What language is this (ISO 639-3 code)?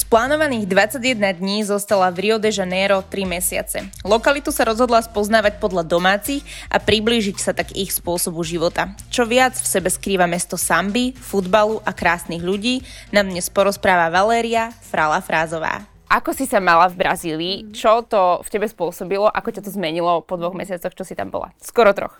slk